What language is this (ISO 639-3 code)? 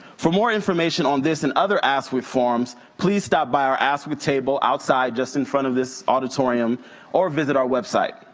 eng